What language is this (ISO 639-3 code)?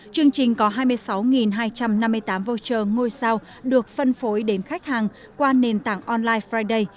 vie